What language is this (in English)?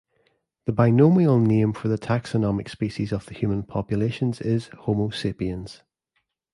English